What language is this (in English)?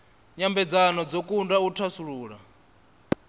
Venda